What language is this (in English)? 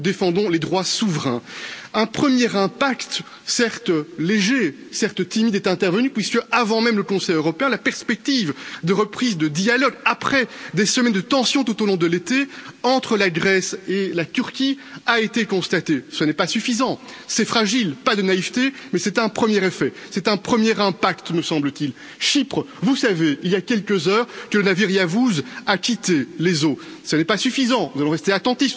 French